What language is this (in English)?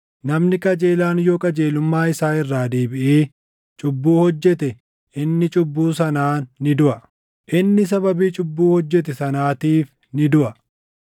Oromo